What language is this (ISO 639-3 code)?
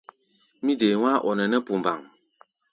gba